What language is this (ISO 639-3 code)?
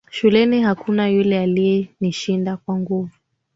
swa